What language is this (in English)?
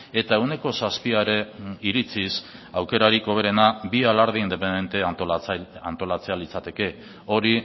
Basque